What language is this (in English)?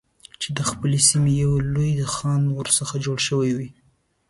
Pashto